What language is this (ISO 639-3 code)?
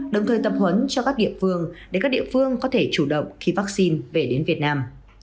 vie